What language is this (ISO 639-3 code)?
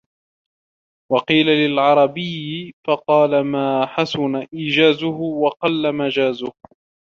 ara